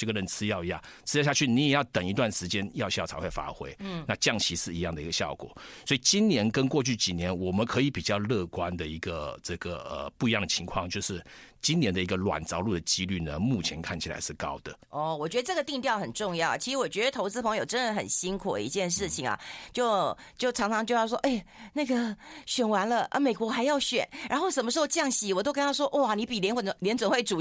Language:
Chinese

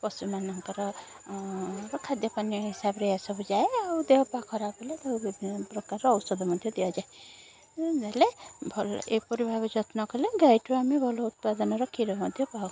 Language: Odia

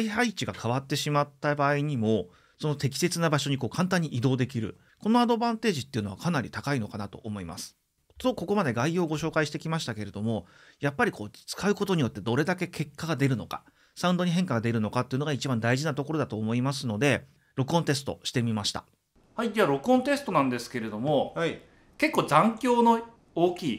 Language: Japanese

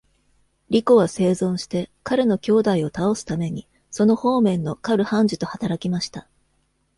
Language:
Japanese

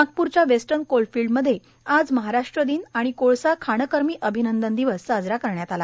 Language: Marathi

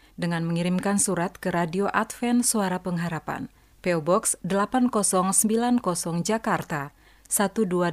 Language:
Indonesian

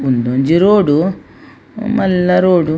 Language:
Tulu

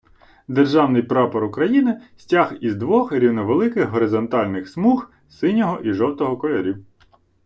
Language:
Ukrainian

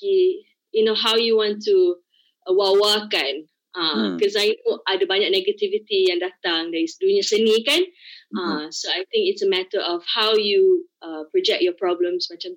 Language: Malay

